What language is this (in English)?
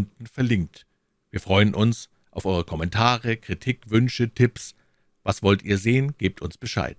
German